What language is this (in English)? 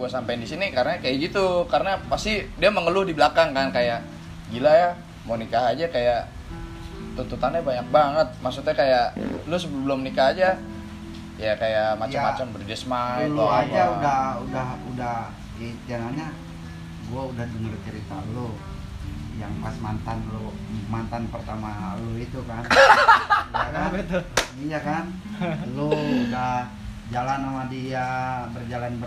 Indonesian